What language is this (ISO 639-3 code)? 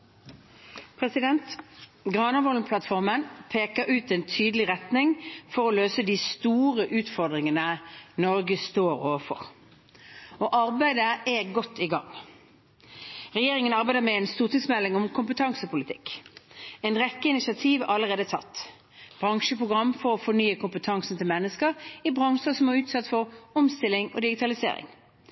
nor